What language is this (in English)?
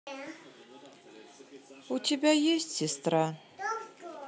Russian